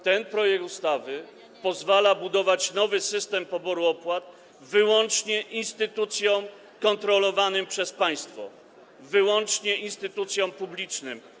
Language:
Polish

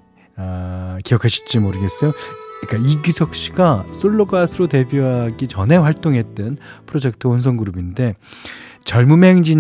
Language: Korean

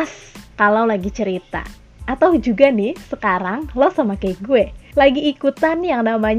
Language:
Indonesian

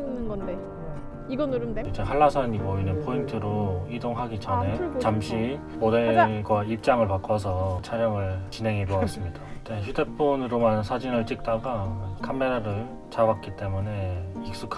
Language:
Korean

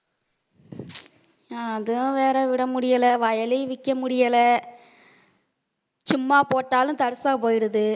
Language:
Tamil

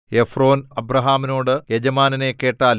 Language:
Malayalam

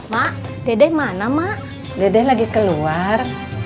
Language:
Indonesian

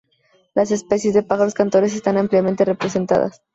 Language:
Spanish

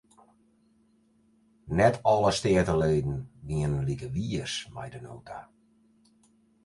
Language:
Western Frisian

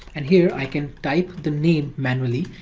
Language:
English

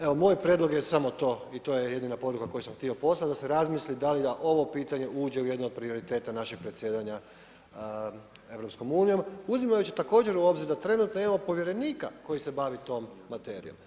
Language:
Croatian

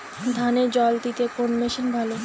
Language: Bangla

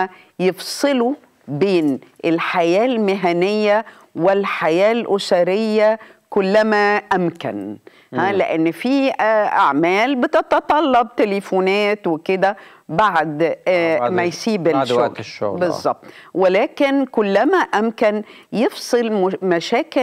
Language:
Arabic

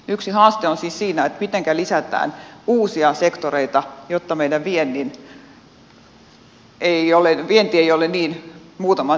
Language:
Finnish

